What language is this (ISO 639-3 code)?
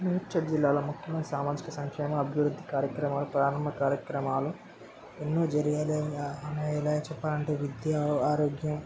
tel